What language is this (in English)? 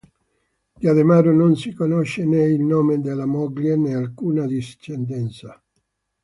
Italian